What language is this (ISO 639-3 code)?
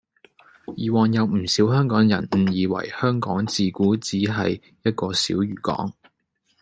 yue